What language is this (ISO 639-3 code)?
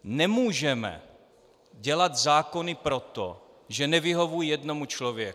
ces